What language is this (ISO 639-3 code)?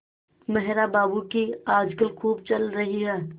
hin